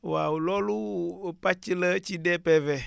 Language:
Wolof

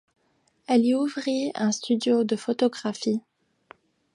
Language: French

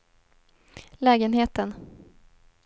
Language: Swedish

